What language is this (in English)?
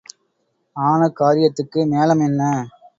Tamil